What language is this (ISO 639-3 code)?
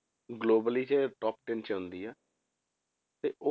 pan